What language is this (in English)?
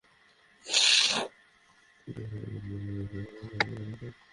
Bangla